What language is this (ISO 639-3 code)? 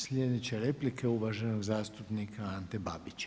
hrv